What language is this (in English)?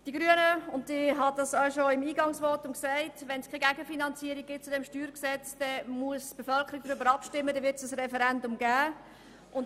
Swiss German